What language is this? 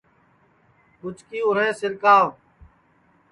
Sansi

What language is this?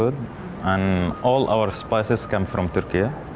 Indonesian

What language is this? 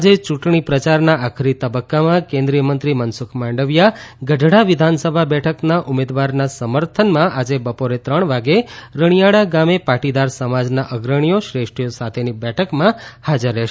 Gujarati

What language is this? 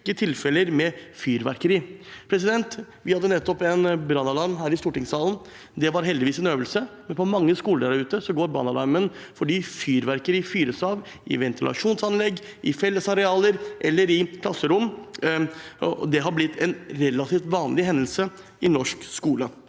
Norwegian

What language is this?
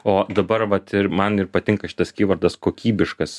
Lithuanian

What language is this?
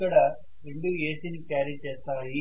Telugu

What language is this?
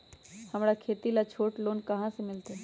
Magahi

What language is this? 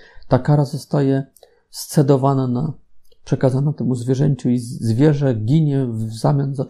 Polish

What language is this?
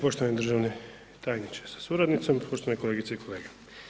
Croatian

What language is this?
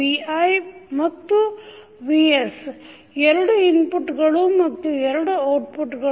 Kannada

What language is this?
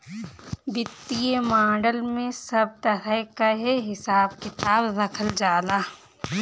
Bhojpuri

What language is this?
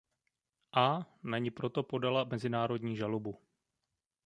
Czech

